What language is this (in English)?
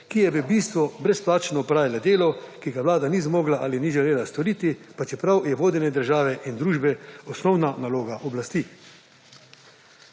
Slovenian